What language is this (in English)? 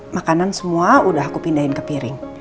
Indonesian